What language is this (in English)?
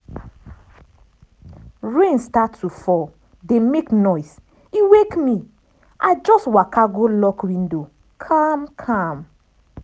Nigerian Pidgin